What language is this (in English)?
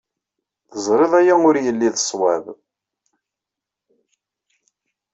Kabyle